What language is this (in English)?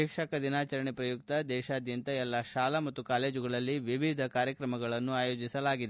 Kannada